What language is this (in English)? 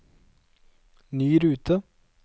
Norwegian